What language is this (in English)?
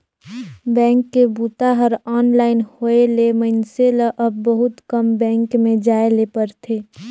Chhattisgarhi